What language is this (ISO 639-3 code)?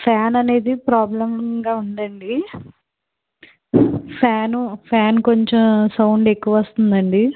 tel